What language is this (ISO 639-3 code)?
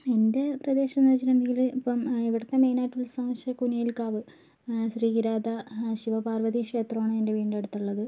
mal